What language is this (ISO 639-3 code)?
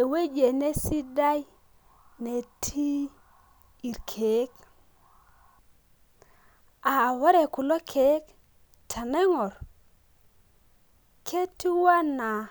mas